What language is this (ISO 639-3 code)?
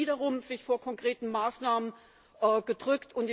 deu